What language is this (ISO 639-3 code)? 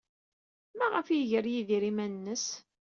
kab